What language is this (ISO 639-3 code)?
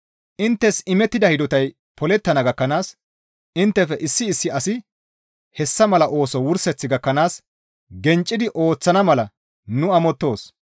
gmv